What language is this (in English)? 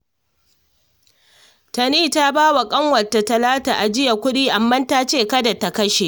Hausa